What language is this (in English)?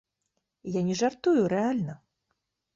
Belarusian